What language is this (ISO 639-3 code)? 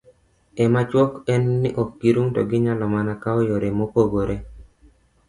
luo